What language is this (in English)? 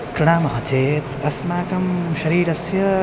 Sanskrit